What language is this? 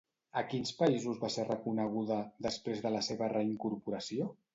Catalan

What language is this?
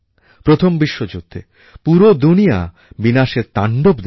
Bangla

